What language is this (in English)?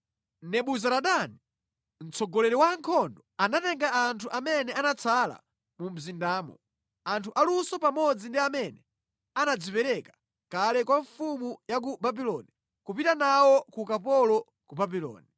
Nyanja